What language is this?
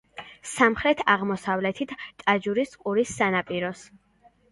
Georgian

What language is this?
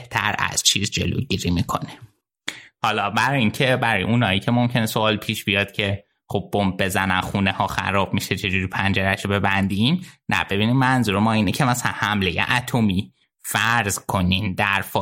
Persian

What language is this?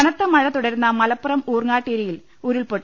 Malayalam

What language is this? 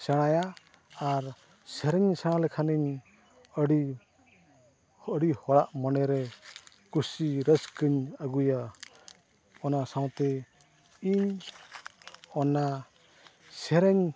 Santali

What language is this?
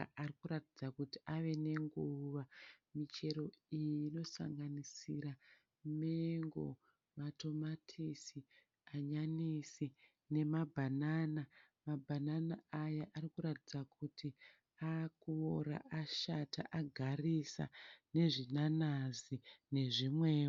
Shona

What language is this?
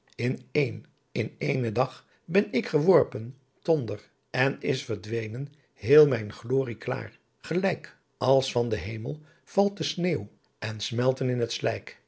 Dutch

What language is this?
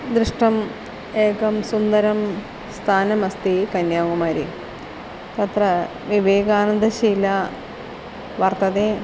Sanskrit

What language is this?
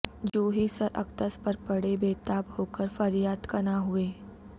Urdu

